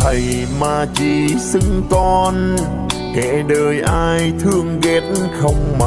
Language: Vietnamese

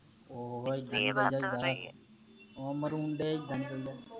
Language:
Punjabi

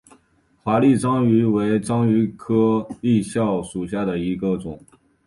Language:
Chinese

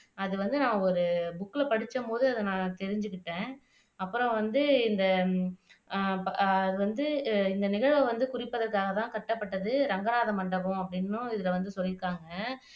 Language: Tamil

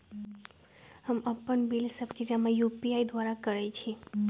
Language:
Magahi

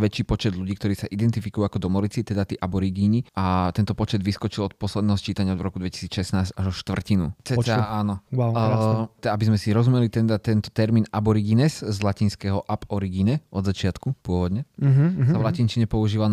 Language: Slovak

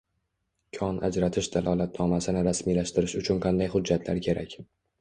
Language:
Uzbek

